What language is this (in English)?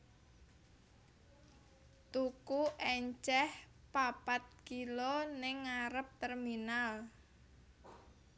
Javanese